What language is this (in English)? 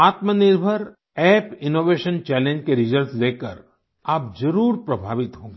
Hindi